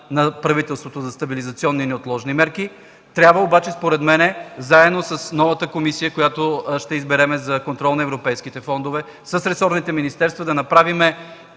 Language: Bulgarian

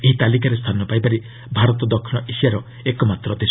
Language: Odia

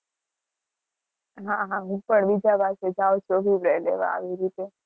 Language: Gujarati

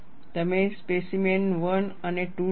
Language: Gujarati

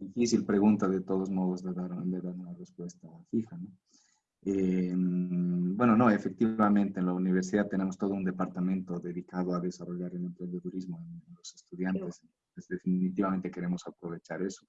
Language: Spanish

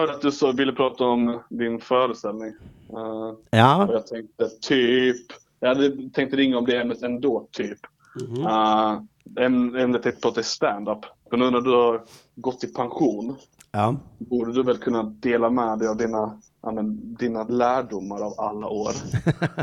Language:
Swedish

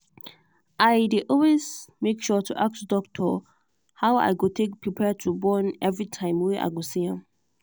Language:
Nigerian Pidgin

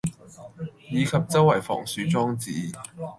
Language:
Cantonese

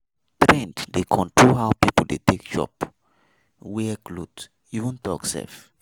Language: Nigerian Pidgin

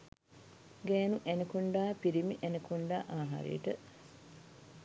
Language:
Sinhala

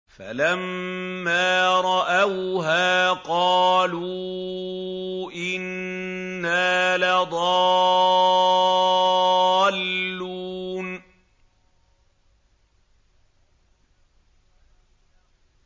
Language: Arabic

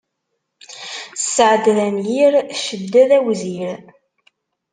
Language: Kabyle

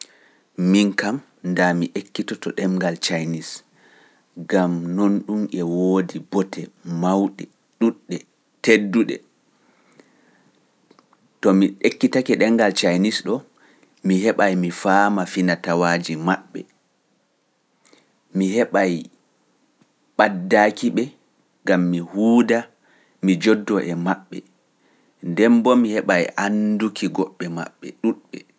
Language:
Pular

